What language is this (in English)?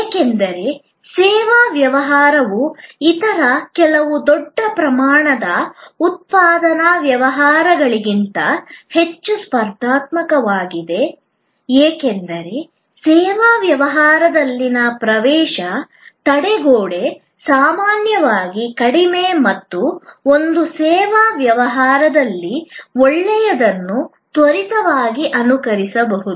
Kannada